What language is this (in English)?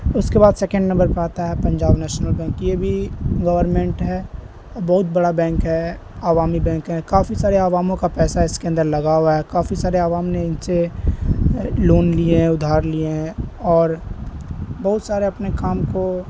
Urdu